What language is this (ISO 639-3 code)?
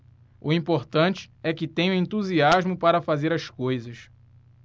por